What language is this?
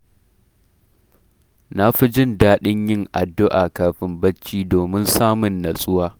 Hausa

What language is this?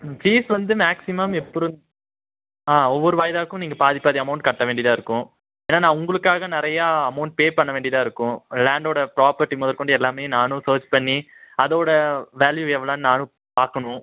Tamil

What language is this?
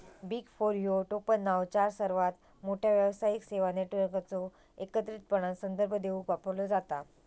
Marathi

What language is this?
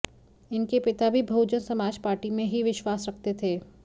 Hindi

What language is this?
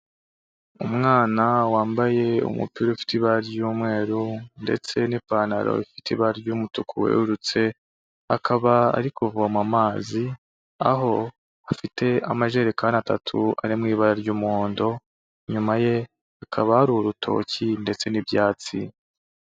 Kinyarwanda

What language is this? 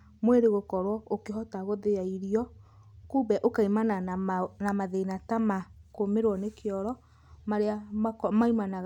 Kikuyu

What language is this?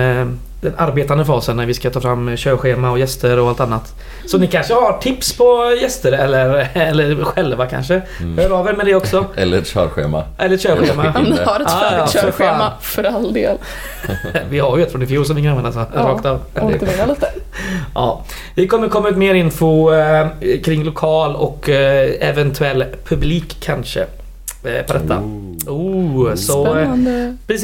Swedish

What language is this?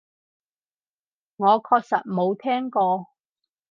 Cantonese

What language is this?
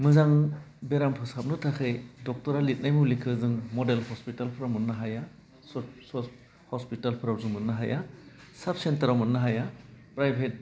Bodo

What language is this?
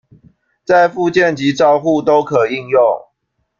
Chinese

